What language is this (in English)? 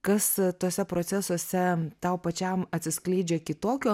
Lithuanian